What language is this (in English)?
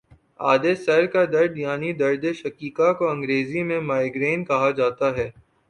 Urdu